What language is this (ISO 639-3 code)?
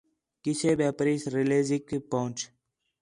xhe